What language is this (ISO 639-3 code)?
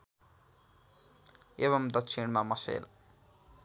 nep